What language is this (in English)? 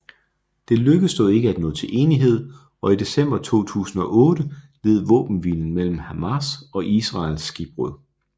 Danish